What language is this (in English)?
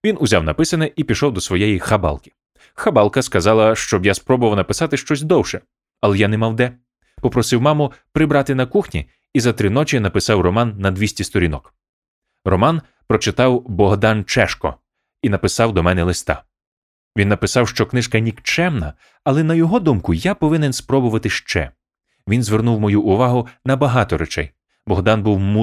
Ukrainian